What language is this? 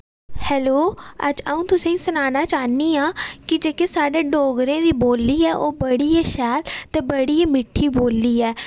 Dogri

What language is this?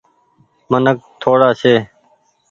Goaria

